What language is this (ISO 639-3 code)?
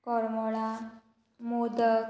kok